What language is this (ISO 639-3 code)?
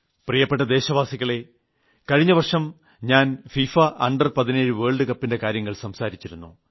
mal